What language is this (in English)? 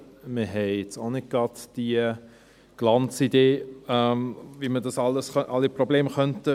Swiss German